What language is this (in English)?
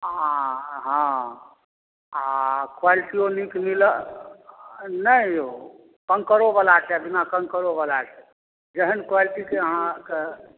Maithili